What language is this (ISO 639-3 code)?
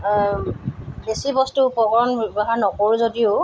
asm